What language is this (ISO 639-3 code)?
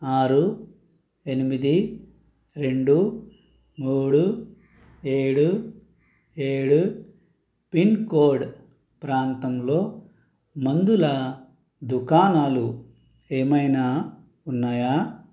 tel